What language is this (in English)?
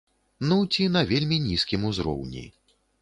Belarusian